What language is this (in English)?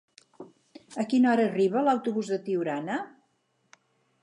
Catalan